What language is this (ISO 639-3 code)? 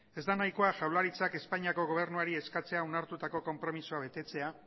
eus